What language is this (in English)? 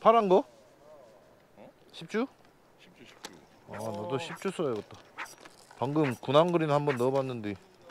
Korean